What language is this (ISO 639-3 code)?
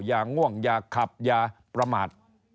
tha